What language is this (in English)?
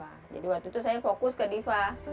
Indonesian